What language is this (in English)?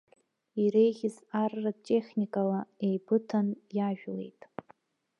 Abkhazian